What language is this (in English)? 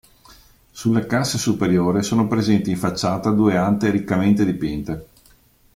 Italian